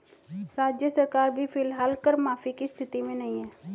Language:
Hindi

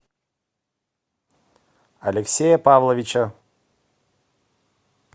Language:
Russian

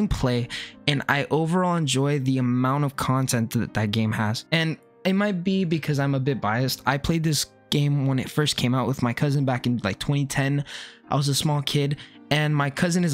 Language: English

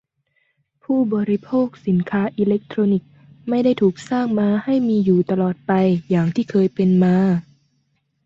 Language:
Thai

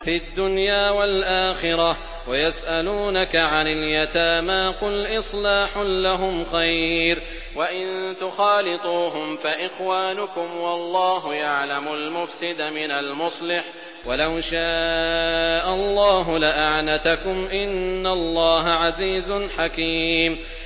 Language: Arabic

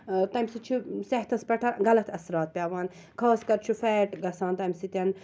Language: Kashmiri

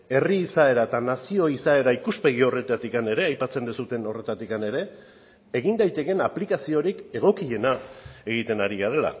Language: Basque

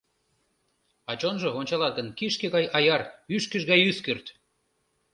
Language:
Mari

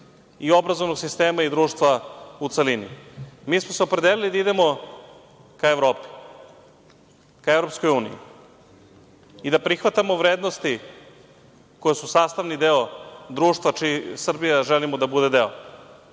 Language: Serbian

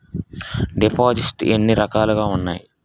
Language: Telugu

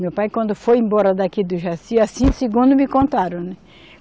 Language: Portuguese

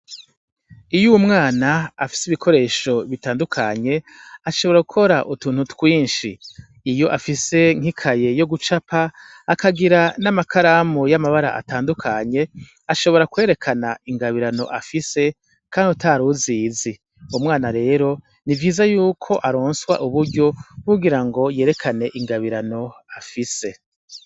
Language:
Rundi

